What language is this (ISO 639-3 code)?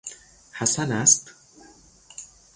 fas